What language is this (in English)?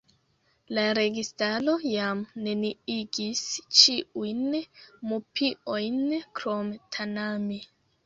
Esperanto